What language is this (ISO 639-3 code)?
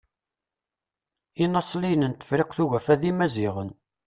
kab